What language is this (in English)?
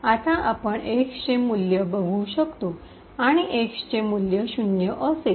Marathi